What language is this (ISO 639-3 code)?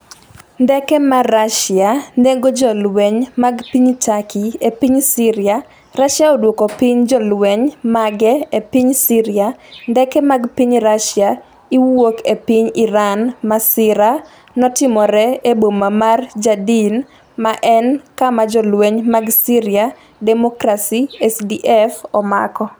luo